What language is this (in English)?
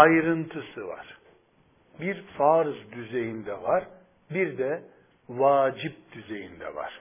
Turkish